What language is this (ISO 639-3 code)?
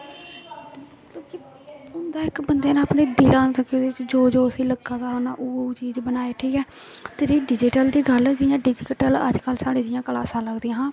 doi